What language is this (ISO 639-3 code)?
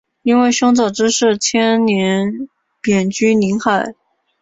zho